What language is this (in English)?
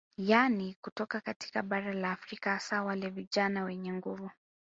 Swahili